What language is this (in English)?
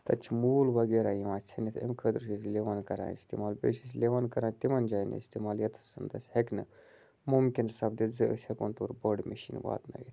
Kashmiri